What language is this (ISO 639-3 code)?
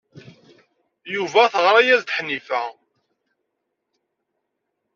kab